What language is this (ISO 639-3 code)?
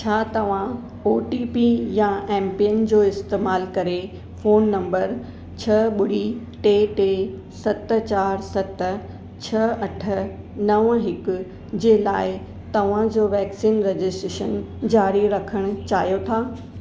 snd